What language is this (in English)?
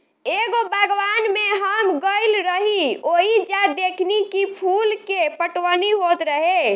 Bhojpuri